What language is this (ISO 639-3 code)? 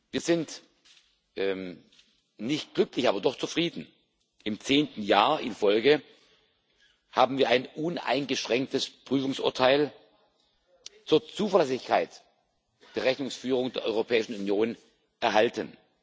deu